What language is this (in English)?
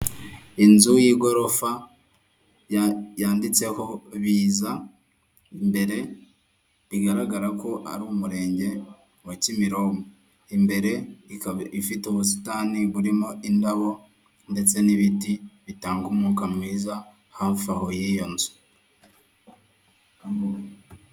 Kinyarwanda